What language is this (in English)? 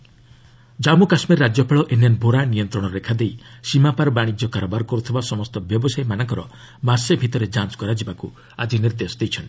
Odia